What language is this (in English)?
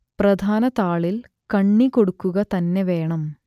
Malayalam